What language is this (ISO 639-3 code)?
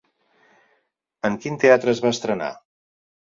cat